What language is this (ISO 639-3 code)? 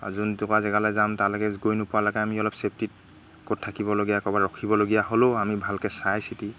asm